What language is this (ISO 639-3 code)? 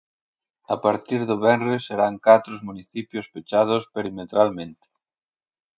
glg